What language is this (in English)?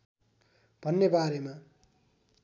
Nepali